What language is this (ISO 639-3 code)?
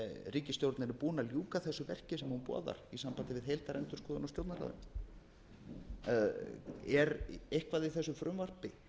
isl